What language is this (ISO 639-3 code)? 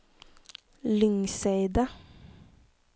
nor